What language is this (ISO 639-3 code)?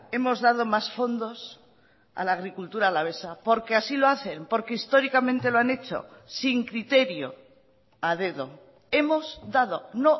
spa